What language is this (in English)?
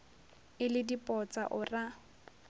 Northern Sotho